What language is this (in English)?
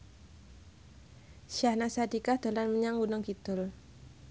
Javanese